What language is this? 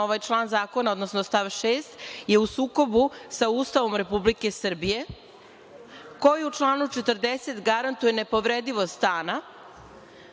Serbian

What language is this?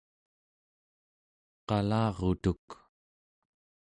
Central Yupik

